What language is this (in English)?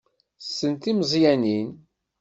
Kabyle